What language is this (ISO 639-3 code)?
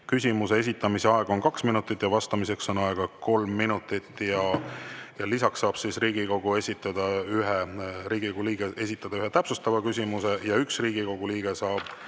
est